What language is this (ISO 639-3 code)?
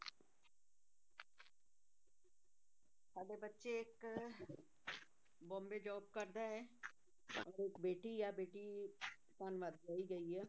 pan